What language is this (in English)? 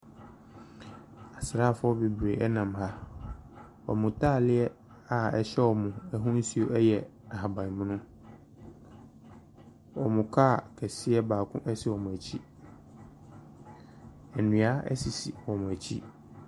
Akan